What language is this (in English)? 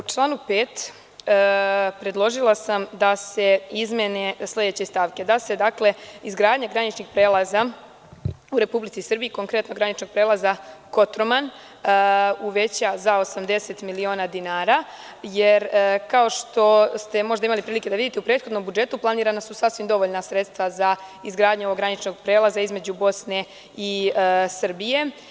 Serbian